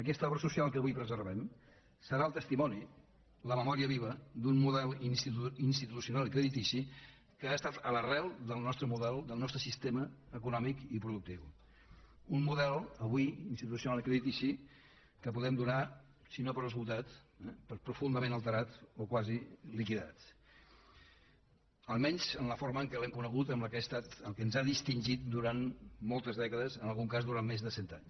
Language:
Catalan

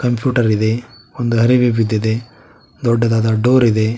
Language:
Kannada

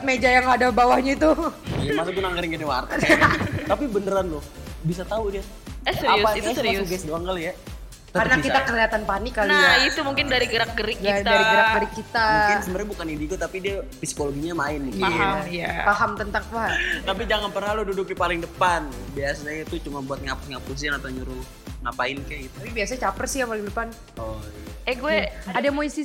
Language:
Indonesian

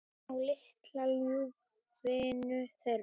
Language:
Icelandic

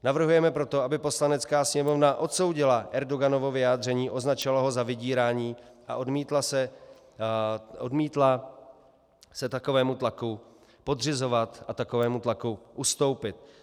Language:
Czech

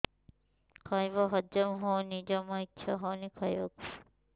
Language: Odia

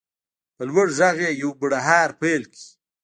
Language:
Pashto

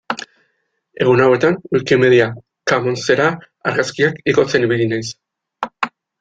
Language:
Basque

